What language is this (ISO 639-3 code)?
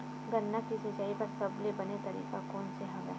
hne